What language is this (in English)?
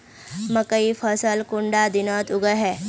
Magahi